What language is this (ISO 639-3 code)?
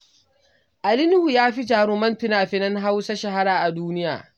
hau